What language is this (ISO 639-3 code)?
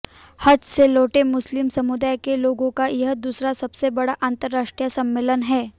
hin